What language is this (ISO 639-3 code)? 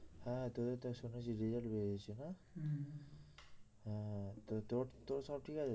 ben